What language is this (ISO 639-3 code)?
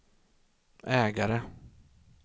swe